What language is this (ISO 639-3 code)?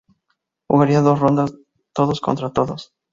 spa